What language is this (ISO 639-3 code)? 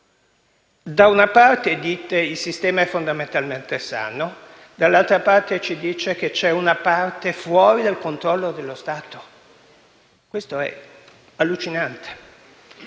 ita